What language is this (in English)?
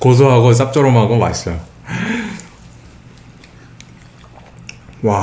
Korean